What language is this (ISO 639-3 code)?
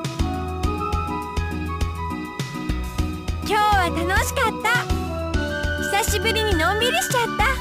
jpn